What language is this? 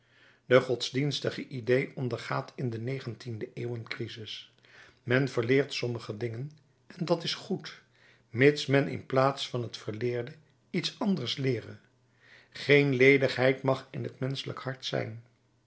Dutch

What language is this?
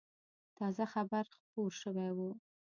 Pashto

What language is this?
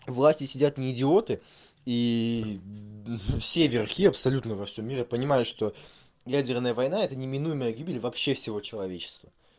Russian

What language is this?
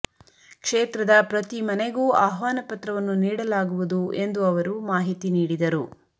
Kannada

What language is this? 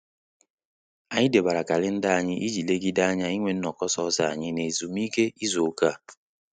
Igbo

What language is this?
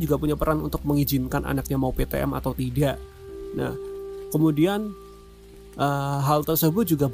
Indonesian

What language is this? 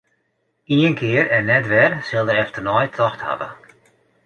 Western Frisian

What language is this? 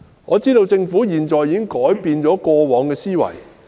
Cantonese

